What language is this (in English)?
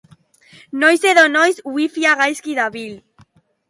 Basque